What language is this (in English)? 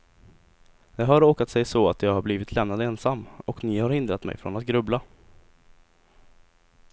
Swedish